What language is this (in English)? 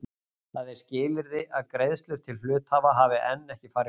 Icelandic